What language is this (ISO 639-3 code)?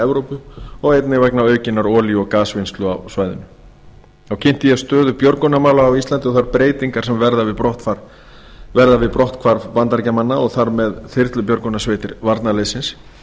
isl